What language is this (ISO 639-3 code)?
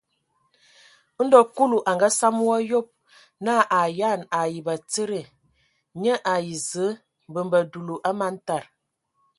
ewo